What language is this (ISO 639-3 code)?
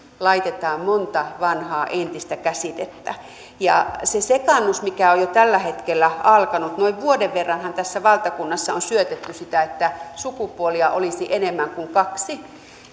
fin